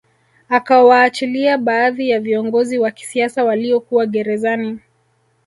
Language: Swahili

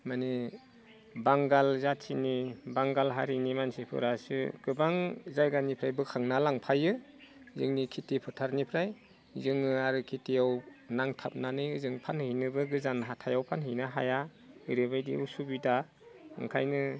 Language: Bodo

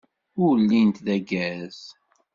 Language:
Kabyle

